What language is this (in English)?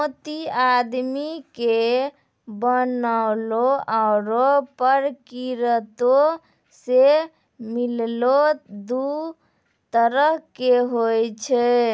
Maithili